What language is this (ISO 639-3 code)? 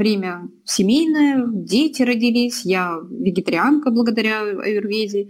rus